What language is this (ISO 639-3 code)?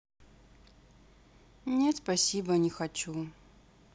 rus